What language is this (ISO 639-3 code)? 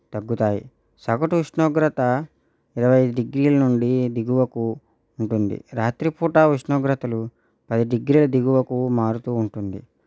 tel